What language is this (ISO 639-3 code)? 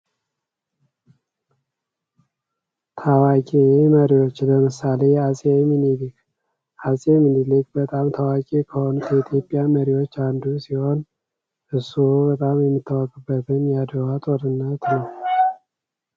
amh